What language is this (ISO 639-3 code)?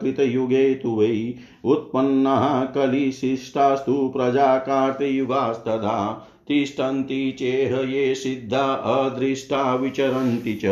hin